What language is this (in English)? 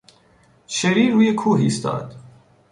Persian